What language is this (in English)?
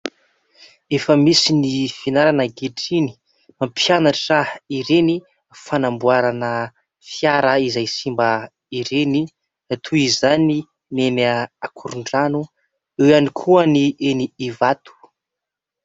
Malagasy